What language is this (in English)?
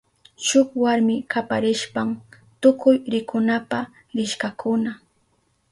Southern Pastaza Quechua